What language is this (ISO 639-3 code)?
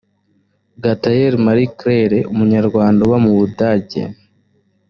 kin